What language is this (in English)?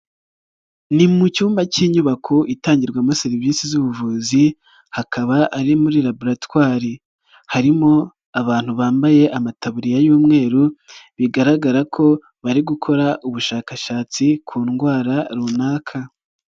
Kinyarwanda